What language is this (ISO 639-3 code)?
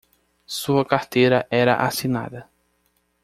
por